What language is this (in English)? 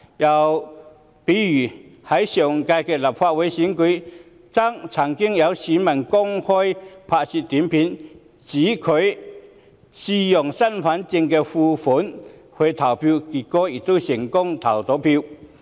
Cantonese